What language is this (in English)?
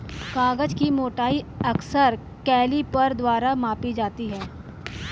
Hindi